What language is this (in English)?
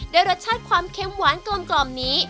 Thai